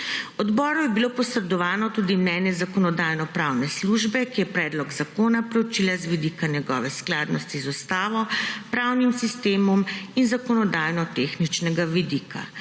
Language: Slovenian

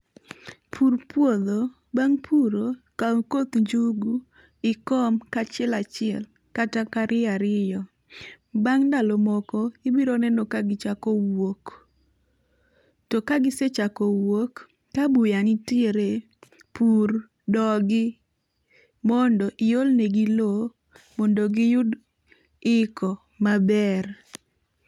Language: Luo (Kenya and Tanzania)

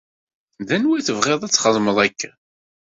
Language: Kabyle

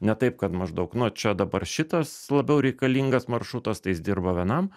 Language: Lithuanian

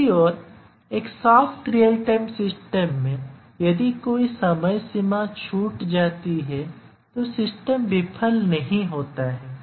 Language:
Hindi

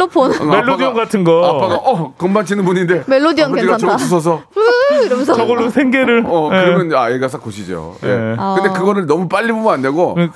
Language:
Korean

